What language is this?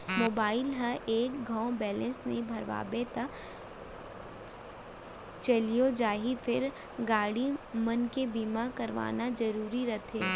Chhattisgarhi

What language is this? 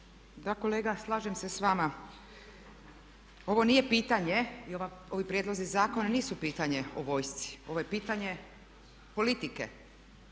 Croatian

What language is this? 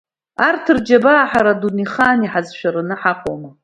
Abkhazian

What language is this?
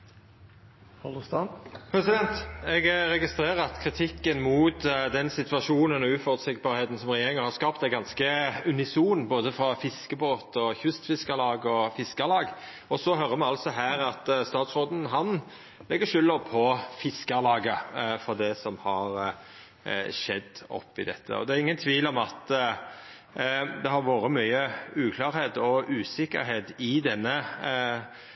Norwegian Nynorsk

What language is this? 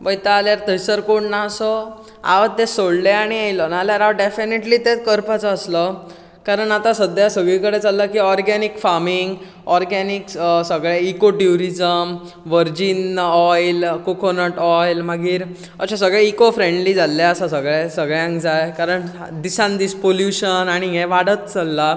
Konkani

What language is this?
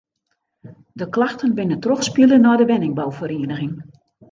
Western Frisian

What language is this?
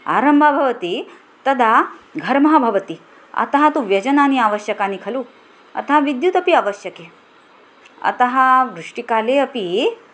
Sanskrit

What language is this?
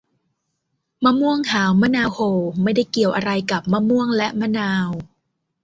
Thai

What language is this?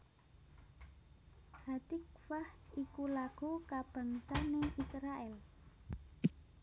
Javanese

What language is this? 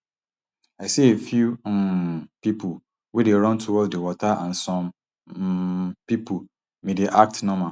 Nigerian Pidgin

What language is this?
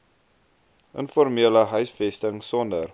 Afrikaans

